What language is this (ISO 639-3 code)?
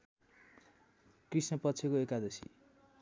nep